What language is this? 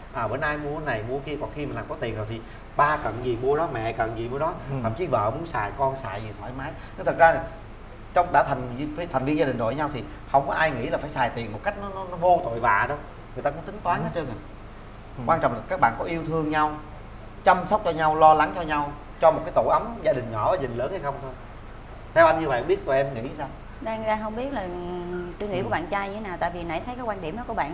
Vietnamese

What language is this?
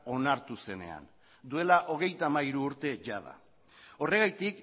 Basque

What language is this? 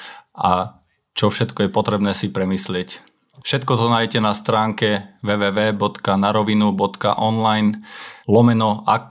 Slovak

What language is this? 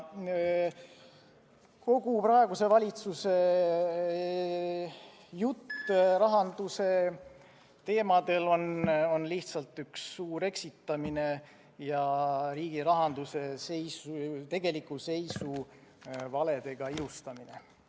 Estonian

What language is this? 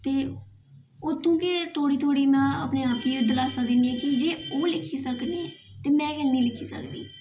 Dogri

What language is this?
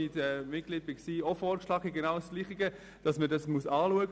Swiss German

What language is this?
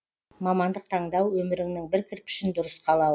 Kazakh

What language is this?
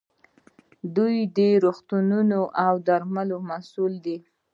Pashto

